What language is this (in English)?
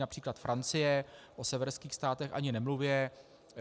Czech